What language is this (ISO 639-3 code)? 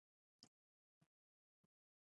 pus